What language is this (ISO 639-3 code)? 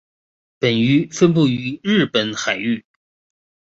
zho